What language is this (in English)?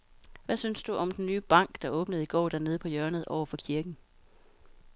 Danish